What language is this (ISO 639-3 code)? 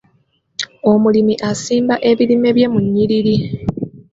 lug